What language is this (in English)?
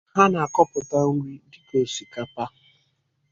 Igbo